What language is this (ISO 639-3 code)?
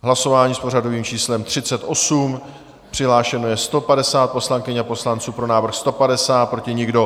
ces